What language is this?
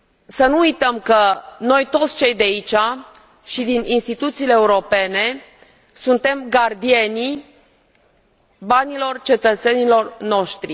Romanian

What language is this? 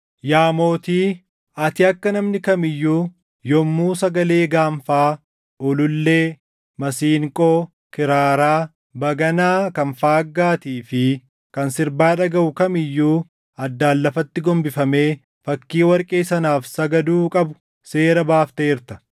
Oromo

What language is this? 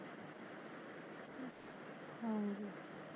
Punjabi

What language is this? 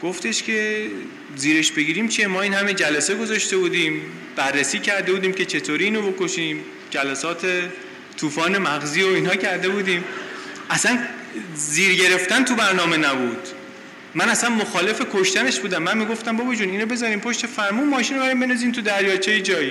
Persian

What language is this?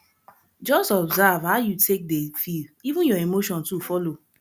Nigerian Pidgin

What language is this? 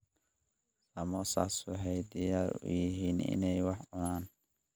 Somali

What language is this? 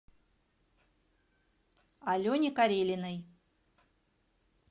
Russian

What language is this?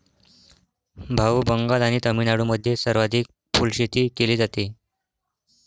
Marathi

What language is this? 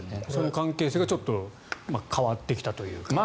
Japanese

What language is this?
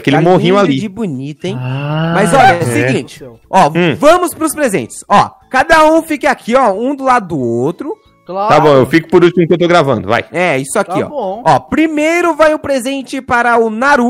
Portuguese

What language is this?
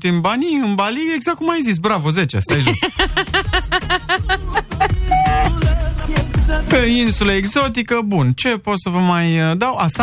Romanian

